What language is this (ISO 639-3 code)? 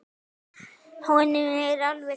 isl